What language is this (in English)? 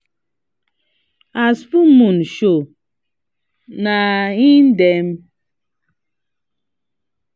Nigerian Pidgin